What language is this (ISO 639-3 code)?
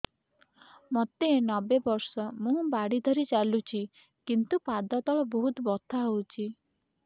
ori